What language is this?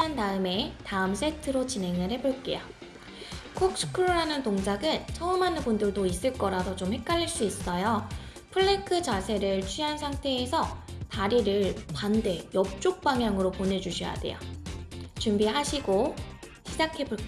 Korean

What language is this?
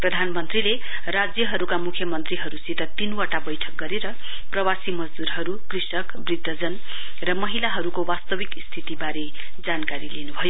Nepali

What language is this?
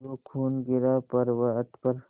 Hindi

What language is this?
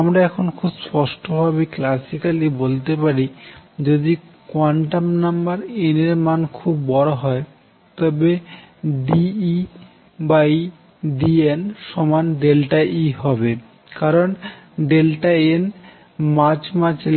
Bangla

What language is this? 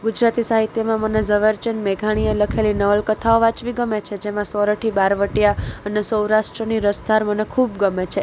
Gujarati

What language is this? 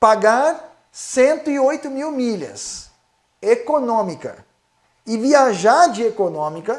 Portuguese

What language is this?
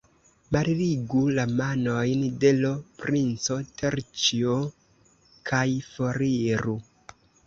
Esperanto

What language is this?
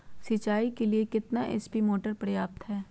Magahi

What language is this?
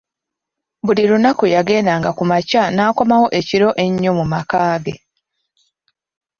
Ganda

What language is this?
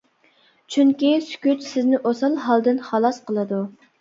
Uyghur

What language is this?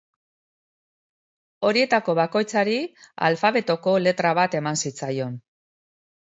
Basque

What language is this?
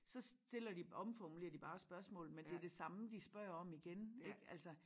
Danish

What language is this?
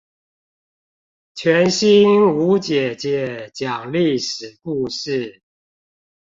Chinese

